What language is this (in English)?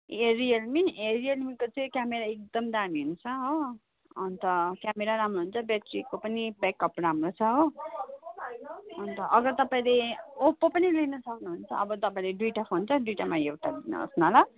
Nepali